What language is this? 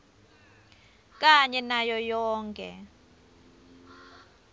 Swati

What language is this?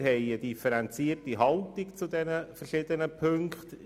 Swiss German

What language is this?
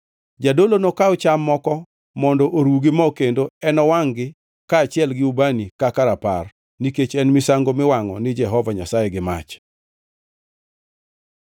Luo (Kenya and Tanzania)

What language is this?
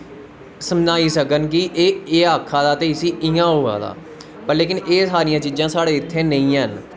Dogri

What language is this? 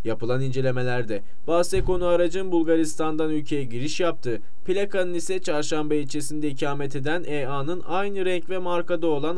Turkish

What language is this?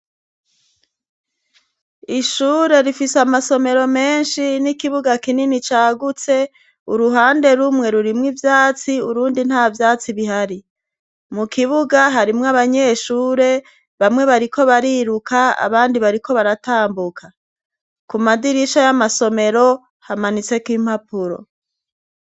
Rundi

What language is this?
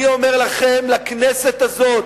Hebrew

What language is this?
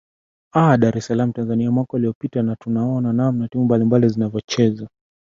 Swahili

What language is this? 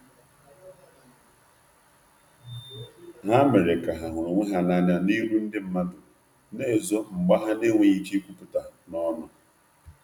Igbo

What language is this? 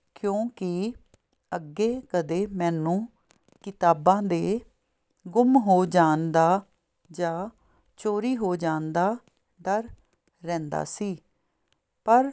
Punjabi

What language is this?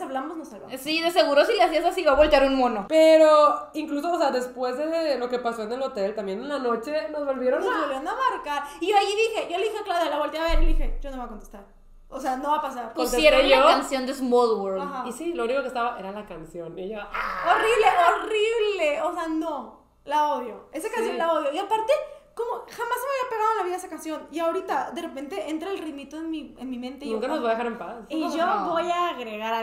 Spanish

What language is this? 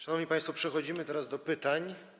Polish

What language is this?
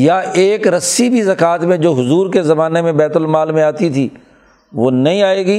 Urdu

